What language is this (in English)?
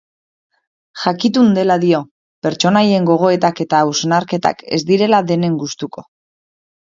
Basque